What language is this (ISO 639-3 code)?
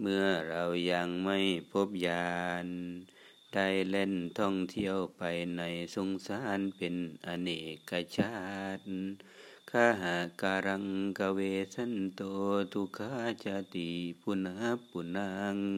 tha